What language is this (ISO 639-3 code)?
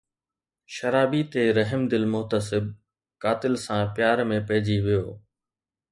snd